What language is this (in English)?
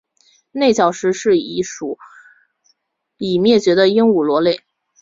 Chinese